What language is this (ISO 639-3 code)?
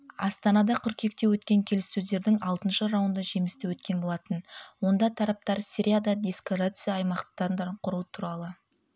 kaz